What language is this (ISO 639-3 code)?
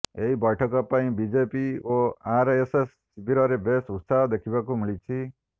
ori